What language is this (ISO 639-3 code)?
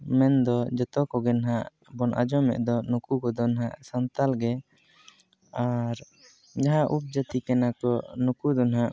sat